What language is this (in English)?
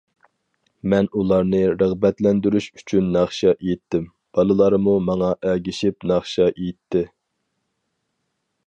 Uyghur